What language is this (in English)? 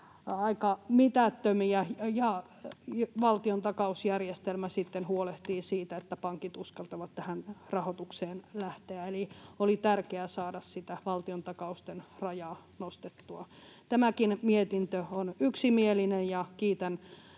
Finnish